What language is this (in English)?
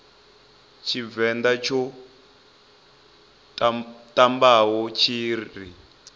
Venda